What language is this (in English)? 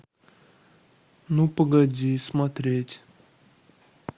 Russian